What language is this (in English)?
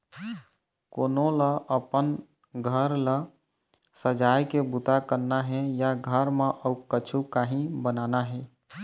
Chhattisgarhi